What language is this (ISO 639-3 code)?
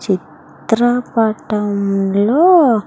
tel